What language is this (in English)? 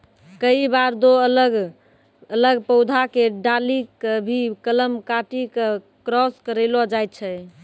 Maithili